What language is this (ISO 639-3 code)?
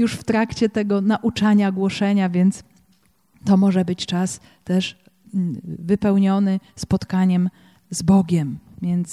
pol